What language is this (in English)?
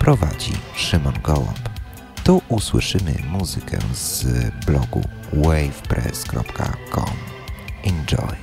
Polish